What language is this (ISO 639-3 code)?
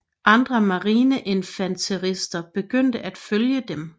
dan